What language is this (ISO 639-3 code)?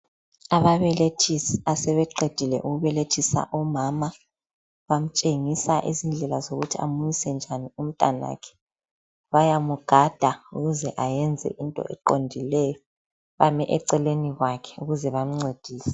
nde